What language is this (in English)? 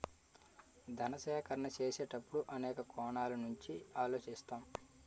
Telugu